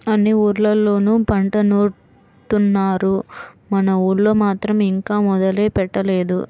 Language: Telugu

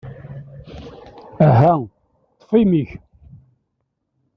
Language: Kabyle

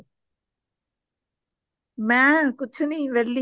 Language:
Punjabi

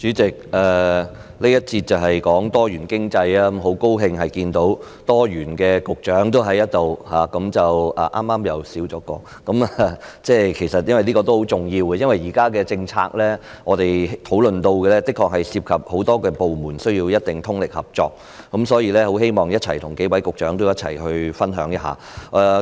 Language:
Cantonese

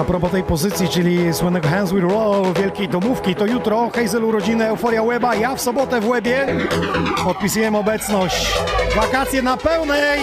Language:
Polish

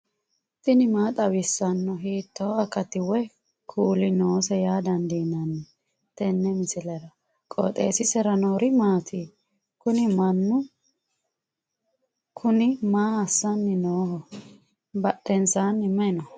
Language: Sidamo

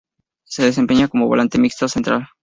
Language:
Spanish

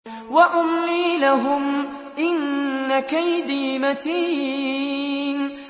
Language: Arabic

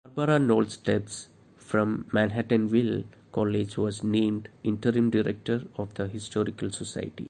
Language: English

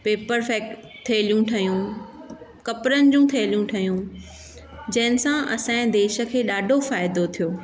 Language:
Sindhi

